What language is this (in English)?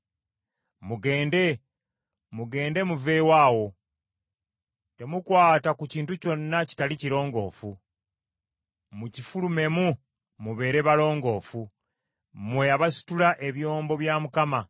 Ganda